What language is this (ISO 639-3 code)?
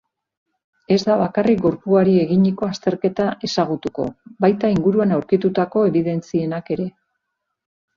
eus